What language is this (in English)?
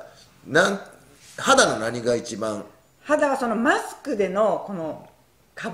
Japanese